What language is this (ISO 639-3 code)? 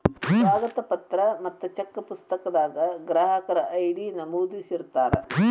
kan